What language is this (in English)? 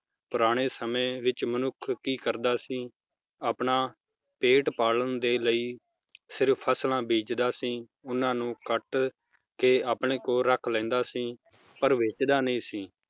Punjabi